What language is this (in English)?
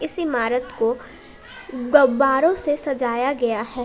Hindi